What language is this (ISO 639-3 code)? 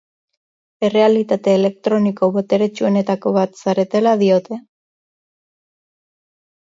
eus